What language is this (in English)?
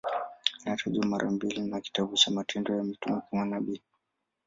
Swahili